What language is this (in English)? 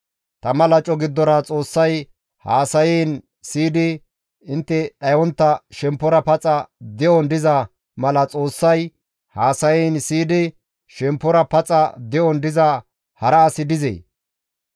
Gamo